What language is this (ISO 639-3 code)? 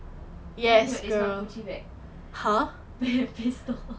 eng